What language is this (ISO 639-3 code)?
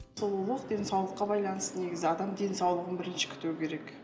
kaz